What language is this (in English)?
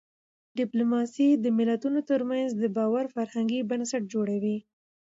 Pashto